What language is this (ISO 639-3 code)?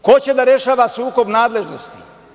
srp